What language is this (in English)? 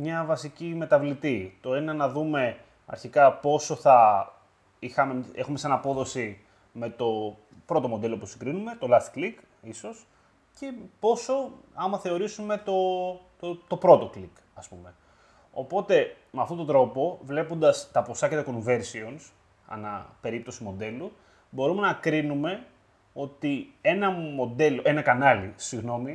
Greek